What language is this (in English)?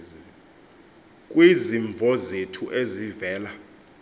Xhosa